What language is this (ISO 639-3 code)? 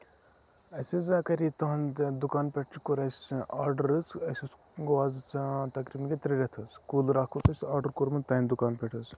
kas